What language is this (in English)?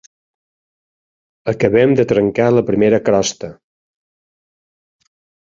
Catalan